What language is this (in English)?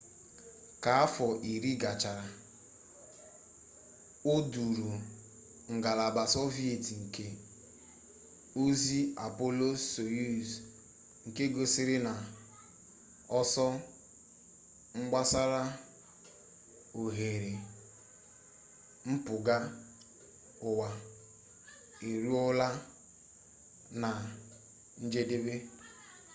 Igbo